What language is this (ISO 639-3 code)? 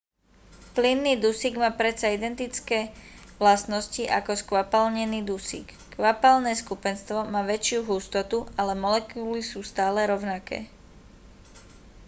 slk